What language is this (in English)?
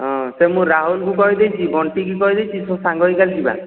Odia